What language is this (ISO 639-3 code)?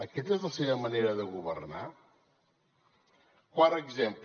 cat